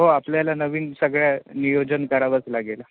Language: Marathi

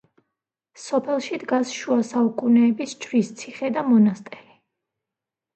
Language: Georgian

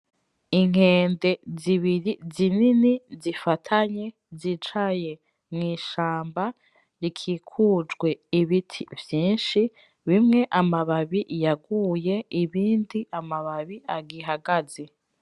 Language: Rundi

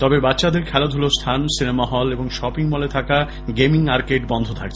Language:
Bangla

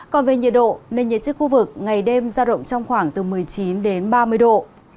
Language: Vietnamese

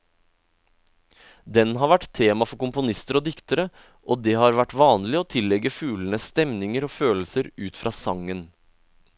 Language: Norwegian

